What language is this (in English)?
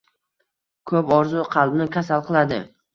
Uzbek